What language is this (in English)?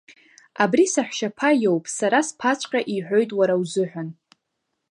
Abkhazian